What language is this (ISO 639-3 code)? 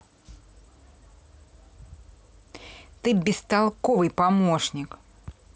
rus